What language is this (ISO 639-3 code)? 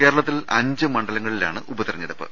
mal